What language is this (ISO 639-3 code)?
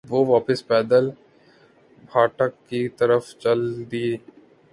urd